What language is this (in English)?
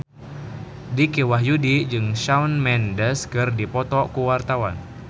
Sundanese